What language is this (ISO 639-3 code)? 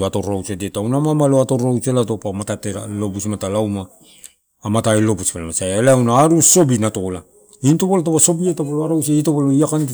ttu